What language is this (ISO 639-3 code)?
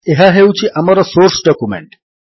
ori